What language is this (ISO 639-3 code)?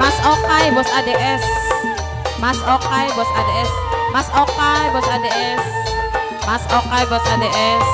ind